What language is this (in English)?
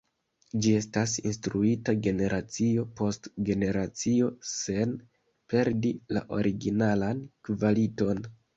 Esperanto